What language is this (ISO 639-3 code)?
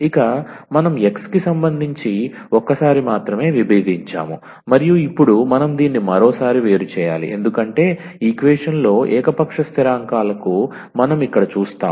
tel